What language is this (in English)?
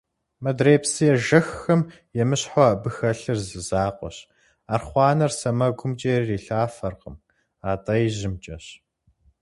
Kabardian